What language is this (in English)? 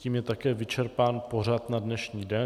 Czech